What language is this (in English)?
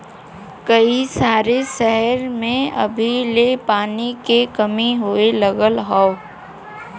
Bhojpuri